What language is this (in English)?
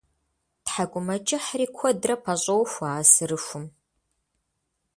Kabardian